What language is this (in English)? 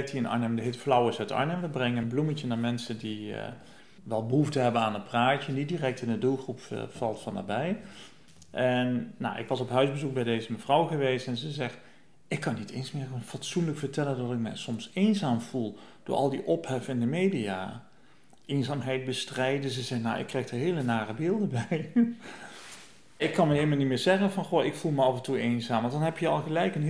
Dutch